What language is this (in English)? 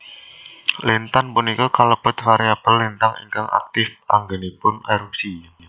Javanese